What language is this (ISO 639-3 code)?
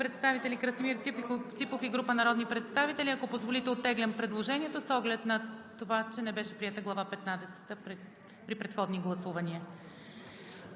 bul